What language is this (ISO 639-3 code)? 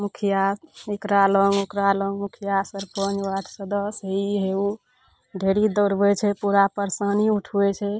mai